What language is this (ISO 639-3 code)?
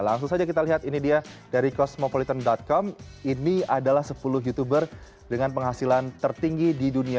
ind